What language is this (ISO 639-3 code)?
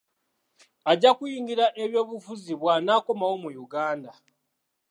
lug